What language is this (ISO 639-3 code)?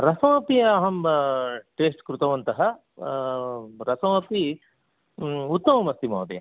san